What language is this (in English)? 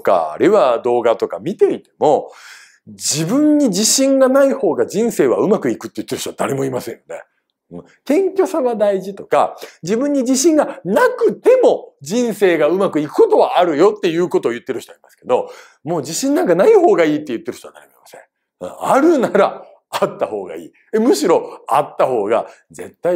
Japanese